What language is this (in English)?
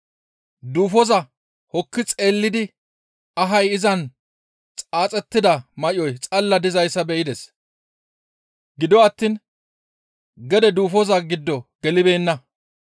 Gamo